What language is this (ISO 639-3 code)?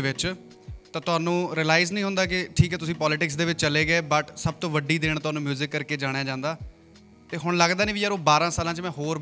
pan